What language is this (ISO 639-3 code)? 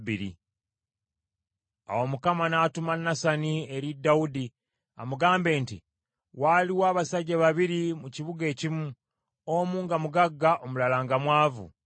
lug